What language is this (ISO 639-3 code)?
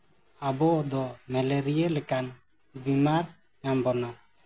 sat